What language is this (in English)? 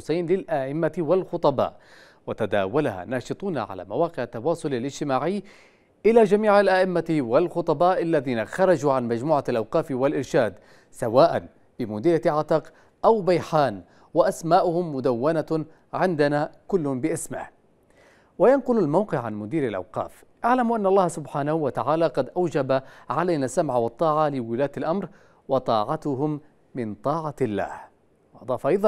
Arabic